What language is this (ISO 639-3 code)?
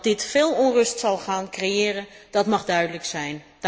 nld